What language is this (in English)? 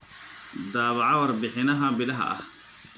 Somali